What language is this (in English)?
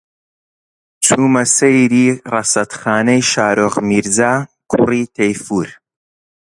Central Kurdish